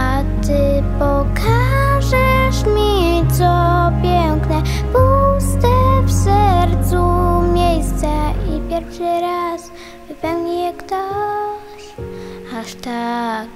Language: Polish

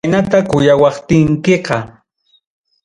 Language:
Ayacucho Quechua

